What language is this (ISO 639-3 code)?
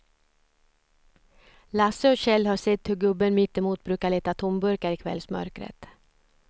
swe